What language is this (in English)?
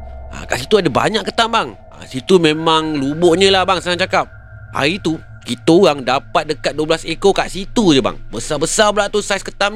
Malay